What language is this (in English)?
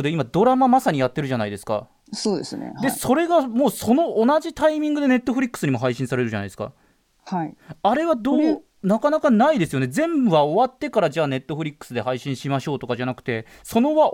Japanese